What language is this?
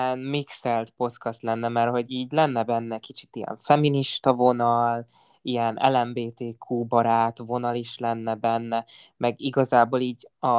Hungarian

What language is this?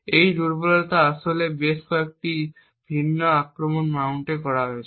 Bangla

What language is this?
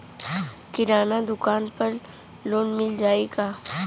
Bhojpuri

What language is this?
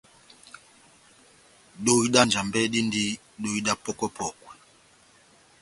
Batanga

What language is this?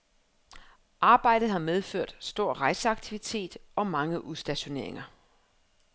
Danish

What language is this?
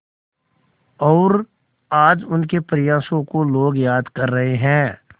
Hindi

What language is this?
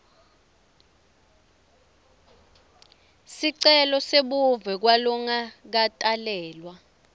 Swati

